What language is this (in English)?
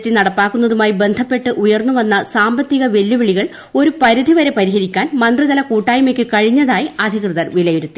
Malayalam